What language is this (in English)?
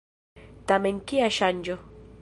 Esperanto